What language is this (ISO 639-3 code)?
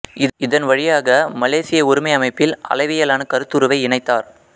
tam